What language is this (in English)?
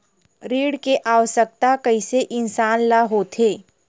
Chhattisgarhi